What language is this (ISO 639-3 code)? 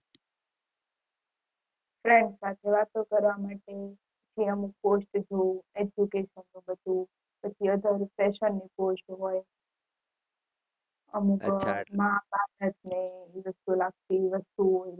guj